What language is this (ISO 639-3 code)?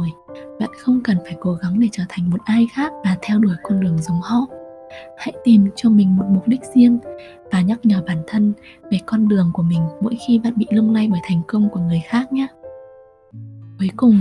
vie